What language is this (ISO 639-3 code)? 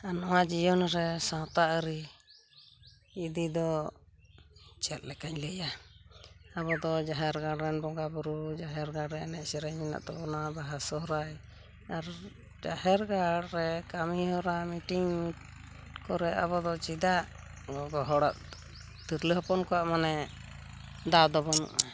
sat